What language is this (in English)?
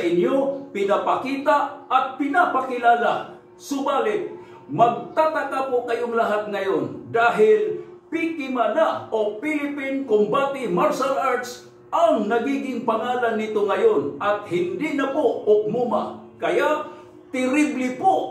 Filipino